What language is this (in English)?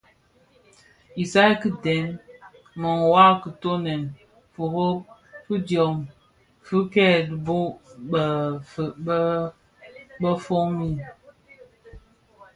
Bafia